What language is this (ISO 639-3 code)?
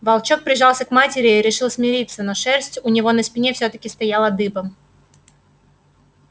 rus